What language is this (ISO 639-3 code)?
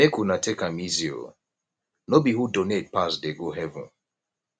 pcm